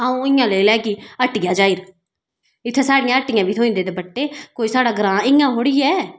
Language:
Dogri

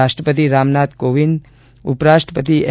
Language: Gujarati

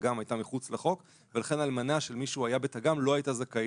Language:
Hebrew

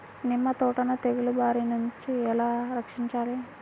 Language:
Telugu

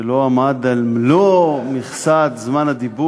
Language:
Hebrew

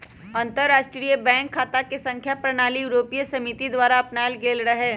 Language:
Magahi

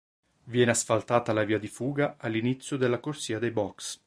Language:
Italian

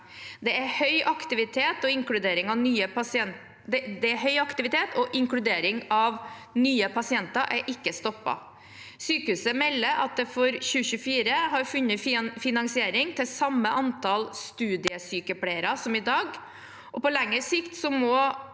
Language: Norwegian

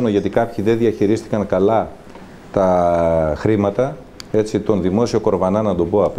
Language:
Greek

